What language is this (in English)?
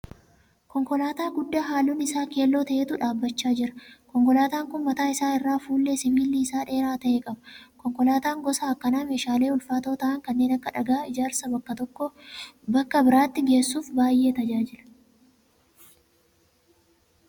Oromo